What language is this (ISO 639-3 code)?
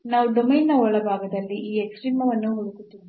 kan